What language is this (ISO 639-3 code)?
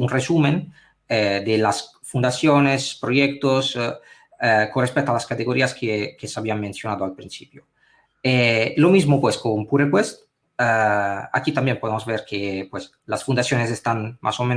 spa